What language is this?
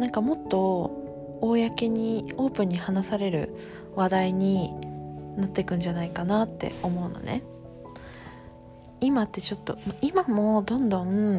Japanese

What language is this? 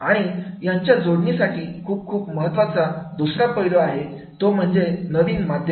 Marathi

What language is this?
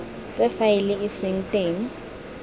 Tswana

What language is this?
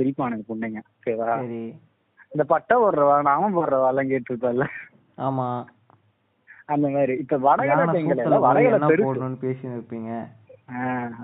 Tamil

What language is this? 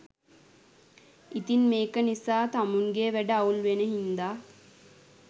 Sinhala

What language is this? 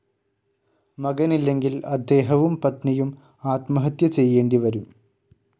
Malayalam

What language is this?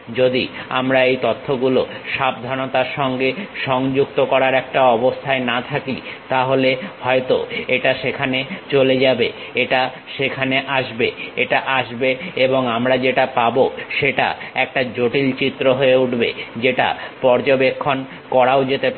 Bangla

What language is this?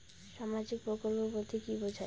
Bangla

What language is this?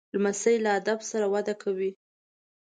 Pashto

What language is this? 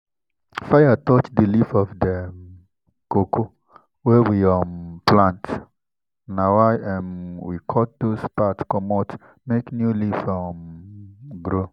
Nigerian Pidgin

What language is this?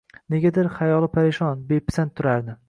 Uzbek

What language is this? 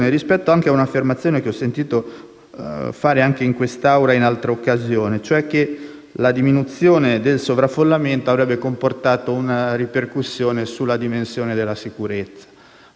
Italian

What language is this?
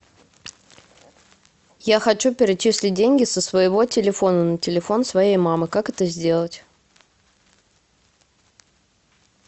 Russian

